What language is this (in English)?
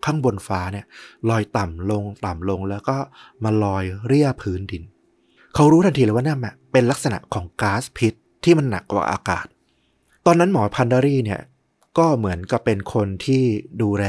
Thai